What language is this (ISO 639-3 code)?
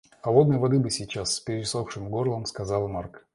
rus